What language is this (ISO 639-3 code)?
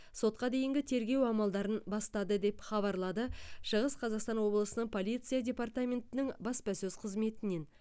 kaz